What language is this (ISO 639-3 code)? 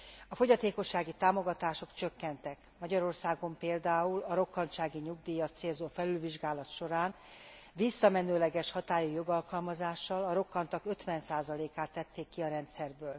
hun